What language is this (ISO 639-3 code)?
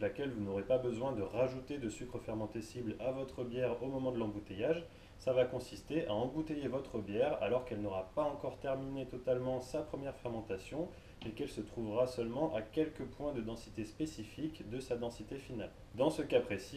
fra